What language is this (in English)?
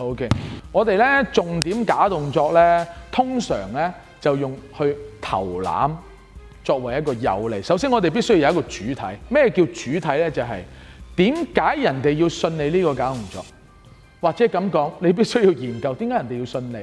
Chinese